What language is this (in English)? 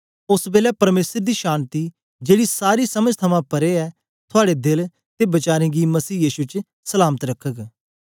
Dogri